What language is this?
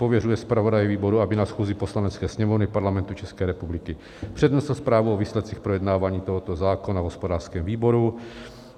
Czech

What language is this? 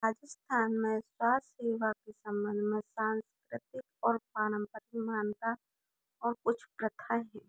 Hindi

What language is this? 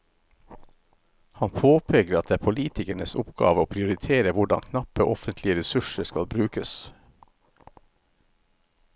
Norwegian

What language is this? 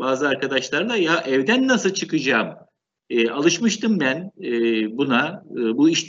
Turkish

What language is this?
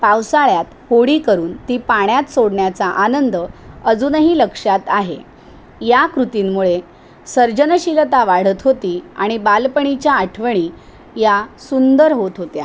Marathi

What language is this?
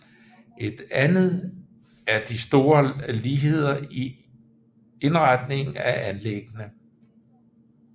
Danish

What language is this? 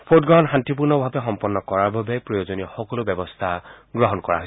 Assamese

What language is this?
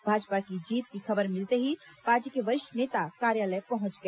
Hindi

